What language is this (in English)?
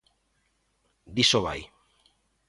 Galician